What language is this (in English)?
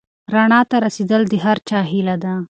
Pashto